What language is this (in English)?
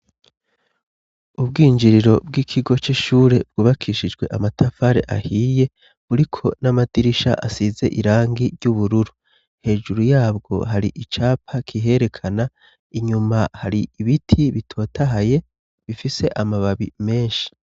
Rundi